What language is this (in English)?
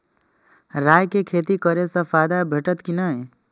Maithili